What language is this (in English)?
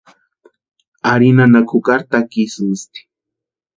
Western Highland Purepecha